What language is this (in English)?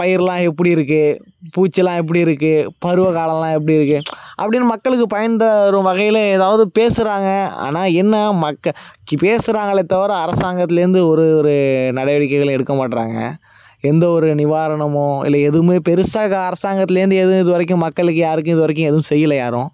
Tamil